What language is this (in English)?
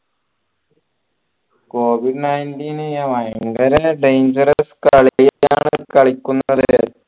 Malayalam